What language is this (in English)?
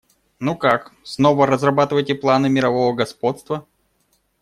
Russian